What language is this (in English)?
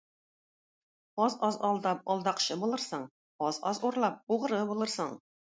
Tatar